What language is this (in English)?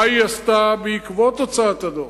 Hebrew